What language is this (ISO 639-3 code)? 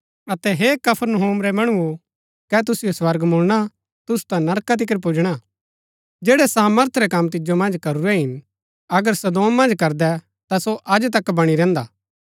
gbk